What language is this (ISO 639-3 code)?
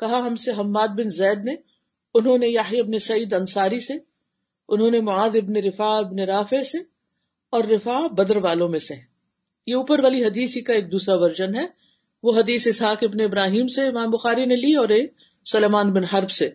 urd